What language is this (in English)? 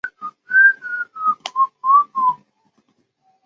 Chinese